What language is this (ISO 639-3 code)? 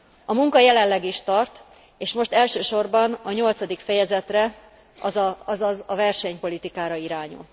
hun